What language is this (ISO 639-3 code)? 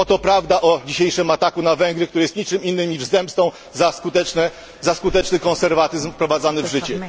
pol